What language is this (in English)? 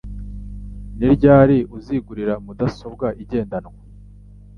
Kinyarwanda